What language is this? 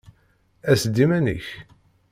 Kabyle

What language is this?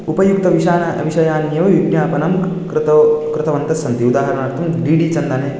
Sanskrit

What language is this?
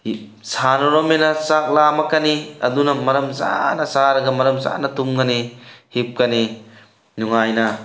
Manipuri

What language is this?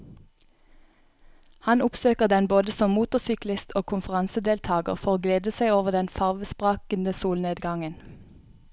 Norwegian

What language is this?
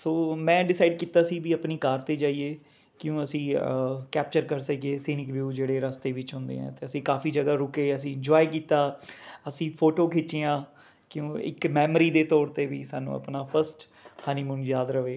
Punjabi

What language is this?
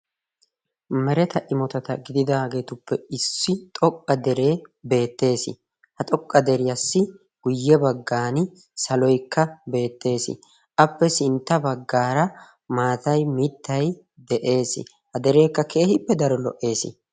Wolaytta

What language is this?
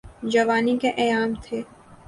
Urdu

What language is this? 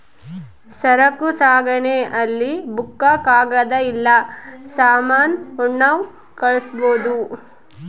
Kannada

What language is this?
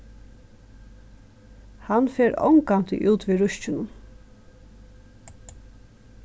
Faroese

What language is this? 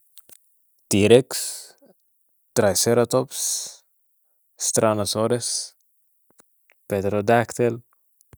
Sudanese Arabic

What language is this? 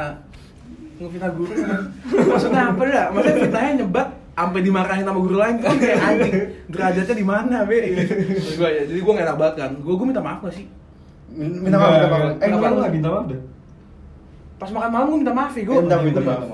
Indonesian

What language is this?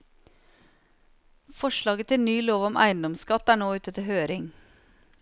Norwegian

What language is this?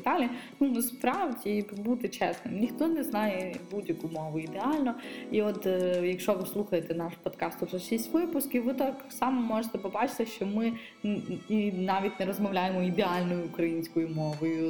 Ukrainian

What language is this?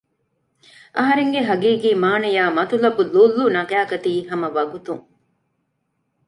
Divehi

